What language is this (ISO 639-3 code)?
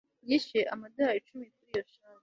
kin